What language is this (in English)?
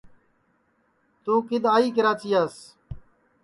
Sansi